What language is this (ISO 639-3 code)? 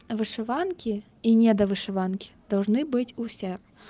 rus